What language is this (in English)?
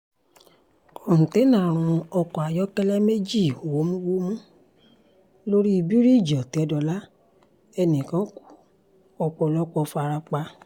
Yoruba